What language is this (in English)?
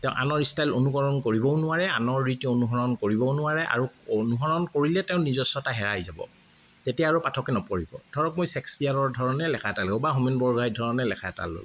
Assamese